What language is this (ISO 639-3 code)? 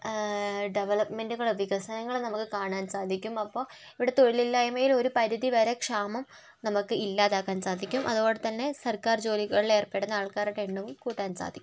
mal